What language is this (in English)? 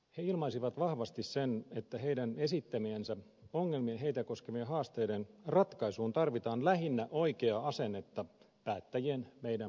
Finnish